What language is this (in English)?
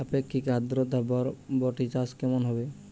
Bangla